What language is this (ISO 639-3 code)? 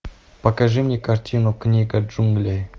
rus